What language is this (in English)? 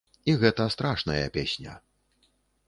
Belarusian